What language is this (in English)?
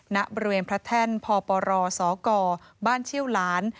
Thai